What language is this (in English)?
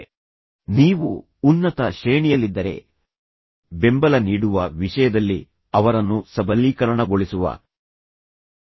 Kannada